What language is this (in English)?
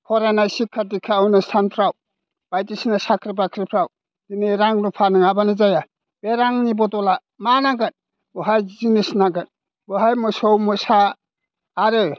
Bodo